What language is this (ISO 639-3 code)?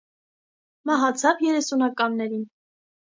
hye